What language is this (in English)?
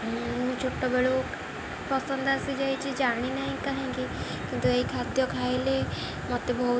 Odia